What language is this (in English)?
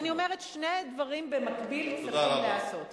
Hebrew